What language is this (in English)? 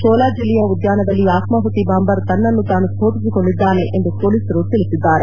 Kannada